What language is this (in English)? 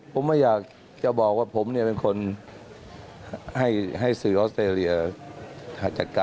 Thai